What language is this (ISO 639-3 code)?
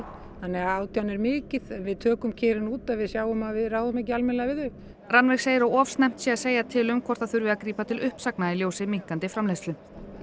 isl